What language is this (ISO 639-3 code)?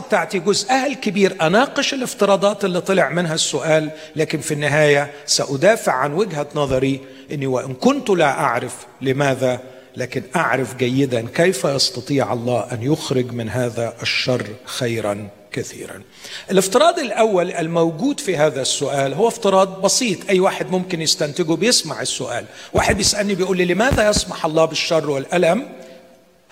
ara